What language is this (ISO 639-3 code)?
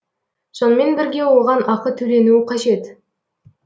kaz